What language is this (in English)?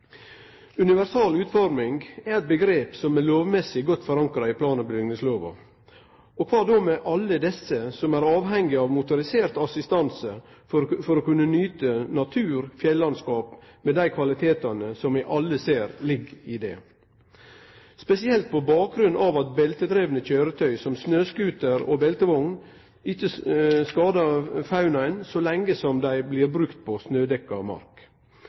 Norwegian Nynorsk